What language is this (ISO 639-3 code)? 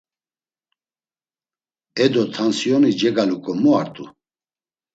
lzz